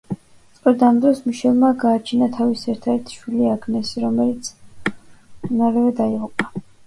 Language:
Georgian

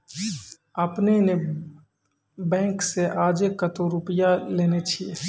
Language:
Maithili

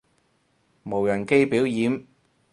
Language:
Cantonese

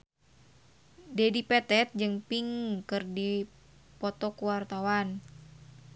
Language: Sundanese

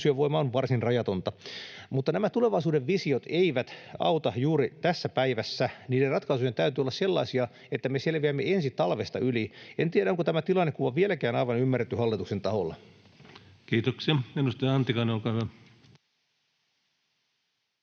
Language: Finnish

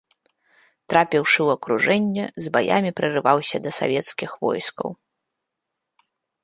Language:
Belarusian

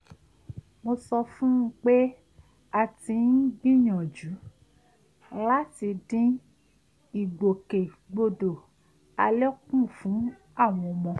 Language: Yoruba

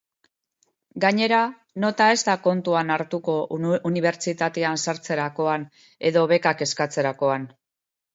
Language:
Basque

